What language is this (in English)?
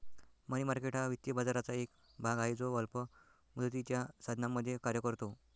Marathi